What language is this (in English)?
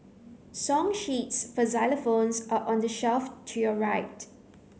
English